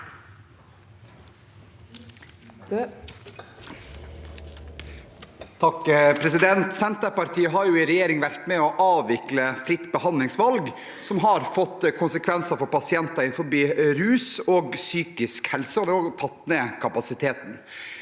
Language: Norwegian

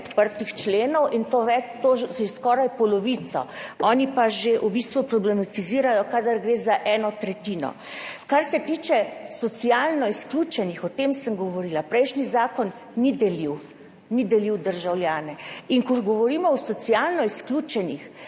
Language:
Slovenian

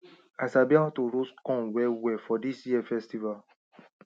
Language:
Nigerian Pidgin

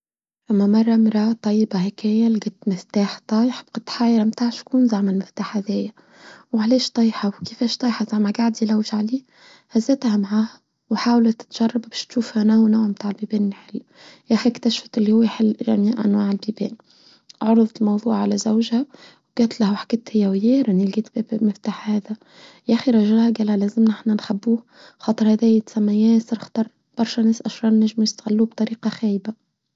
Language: Tunisian Arabic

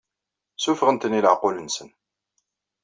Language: Kabyle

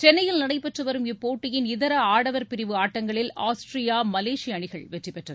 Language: Tamil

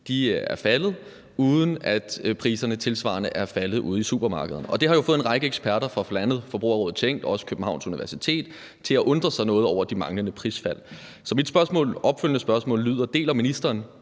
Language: Danish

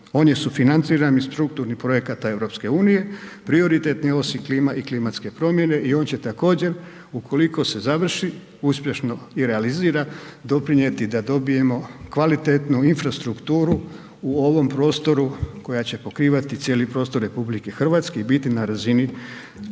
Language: Croatian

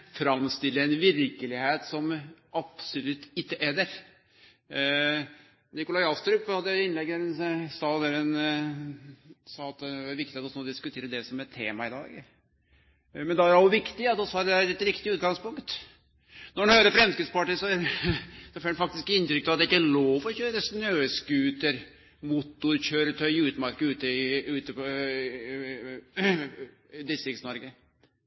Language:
Norwegian Nynorsk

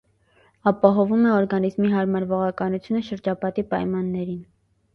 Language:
Armenian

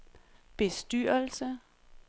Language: Danish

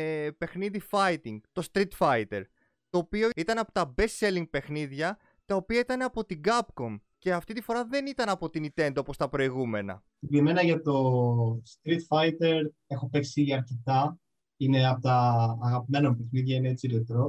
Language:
Greek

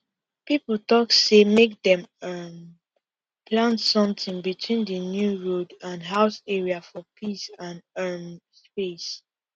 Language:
Nigerian Pidgin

